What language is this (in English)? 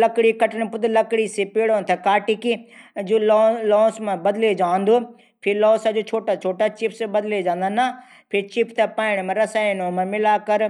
Garhwali